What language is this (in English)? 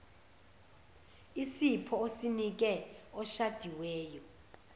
Zulu